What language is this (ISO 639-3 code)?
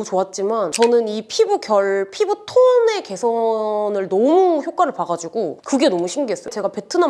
kor